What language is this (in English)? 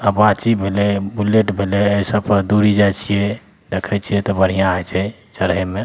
Maithili